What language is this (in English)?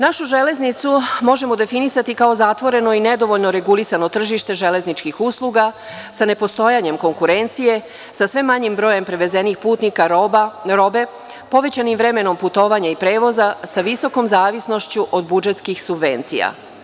Serbian